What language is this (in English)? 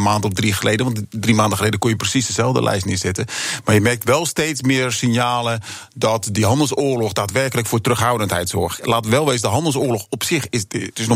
Dutch